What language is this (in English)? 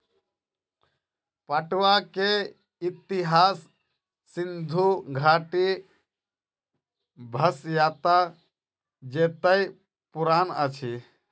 Maithili